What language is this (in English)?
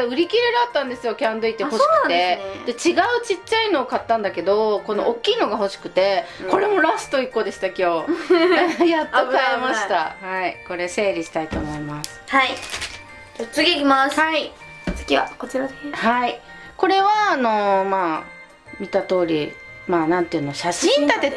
Japanese